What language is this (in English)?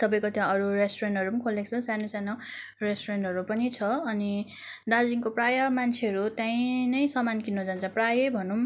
Nepali